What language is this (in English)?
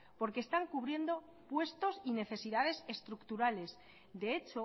Spanish